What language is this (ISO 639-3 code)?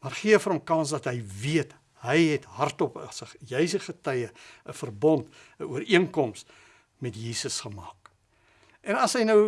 nld